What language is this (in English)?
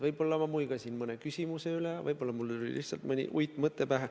Estonian